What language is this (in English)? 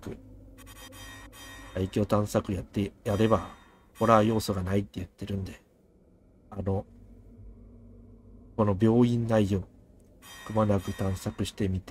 Japanese